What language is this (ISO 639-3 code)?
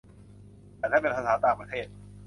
tha